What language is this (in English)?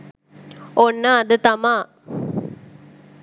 Sinhala